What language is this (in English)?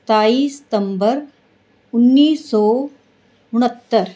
Punjabi